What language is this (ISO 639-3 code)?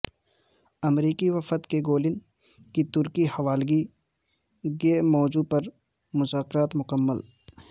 urd